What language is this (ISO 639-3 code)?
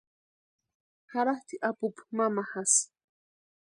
pua